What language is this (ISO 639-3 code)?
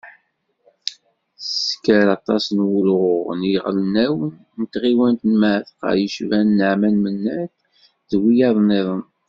kab